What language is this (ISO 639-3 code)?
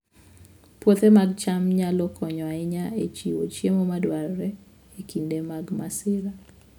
luo